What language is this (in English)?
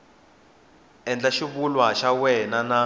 Tsonga